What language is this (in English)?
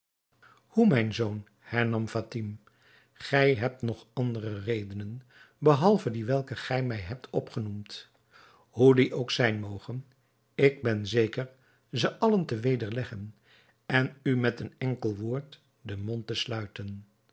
Dutch